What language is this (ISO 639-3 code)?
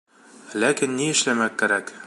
bak